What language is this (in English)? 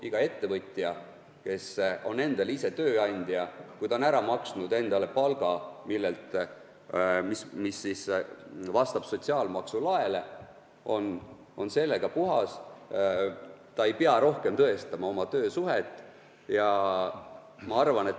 Estonian